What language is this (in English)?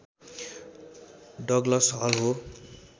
Nepali